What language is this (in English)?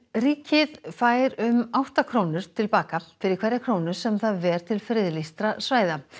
Icelandic